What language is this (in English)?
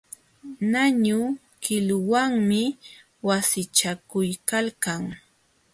Jauja Wanca Quechua